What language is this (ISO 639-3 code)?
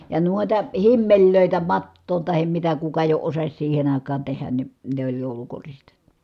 fin